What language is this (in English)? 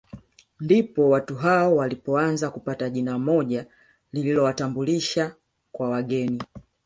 Swahili